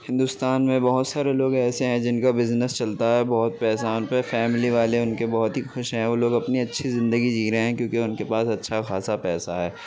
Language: Urdu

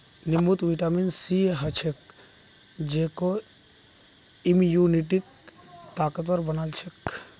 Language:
Magahi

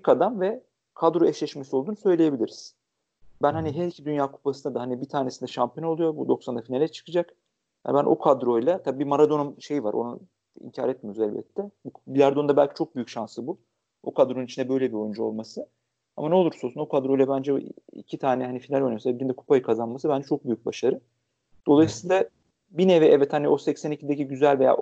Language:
Turkish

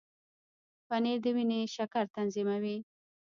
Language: Pashto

